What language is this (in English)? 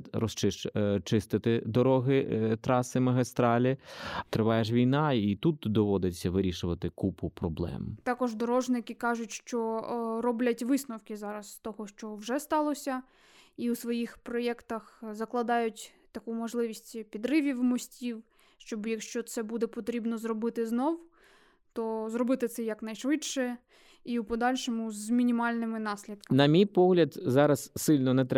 Ukrainian